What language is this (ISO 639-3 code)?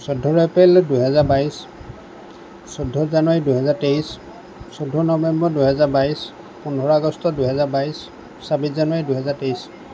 asm